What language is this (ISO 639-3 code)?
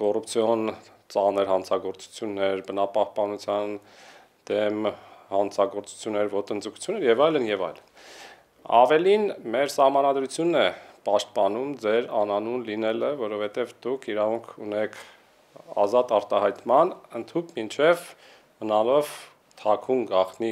ron